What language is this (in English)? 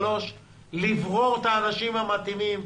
Hebrew